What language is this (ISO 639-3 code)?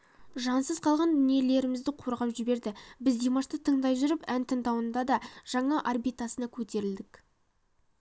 kaz